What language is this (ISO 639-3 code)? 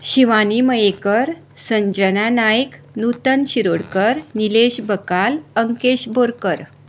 kok